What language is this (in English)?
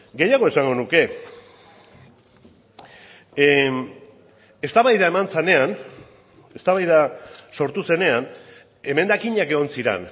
Basque